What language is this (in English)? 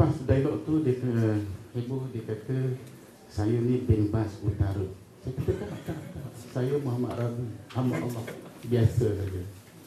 Malay